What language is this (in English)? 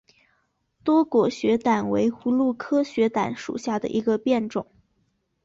Chinese